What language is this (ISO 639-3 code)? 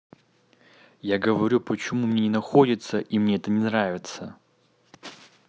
rus